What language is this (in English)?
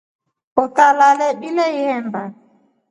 Rombo